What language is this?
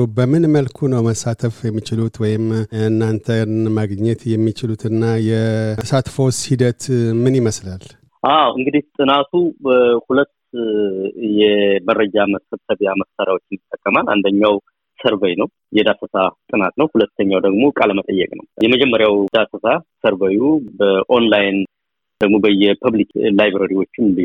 Amharic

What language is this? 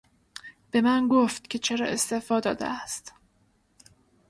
Persian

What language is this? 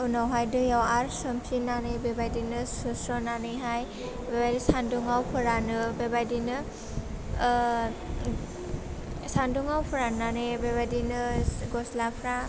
Bodo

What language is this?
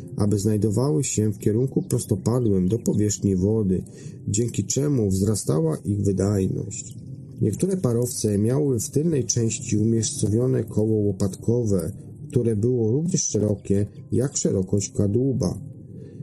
Polish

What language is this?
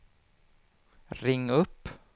Swedish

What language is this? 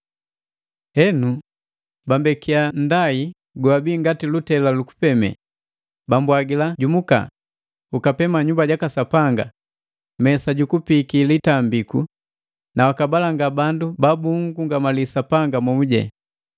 Matengo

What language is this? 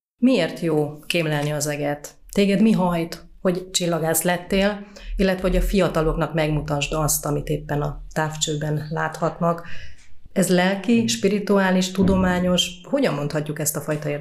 Hungarian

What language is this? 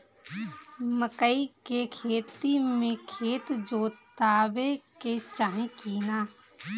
Bhojpuri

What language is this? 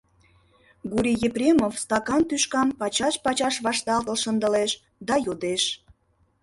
Mari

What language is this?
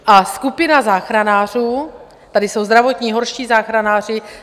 Czech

